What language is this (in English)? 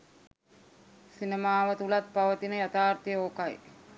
Sinhala